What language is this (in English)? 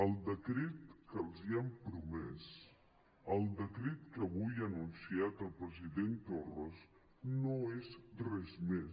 Catalan